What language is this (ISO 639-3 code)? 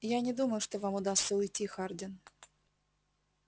rus